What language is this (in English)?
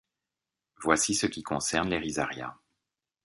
French